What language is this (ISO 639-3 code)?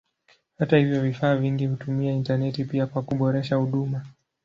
swa